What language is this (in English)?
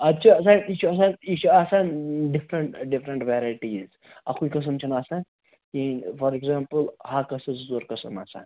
Kashmiri